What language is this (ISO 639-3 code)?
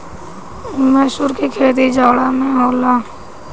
bho